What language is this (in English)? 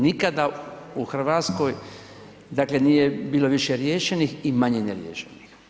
Croatian